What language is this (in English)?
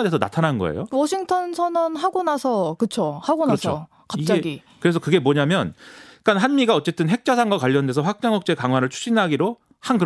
Korean